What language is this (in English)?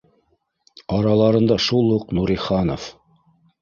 Bashkir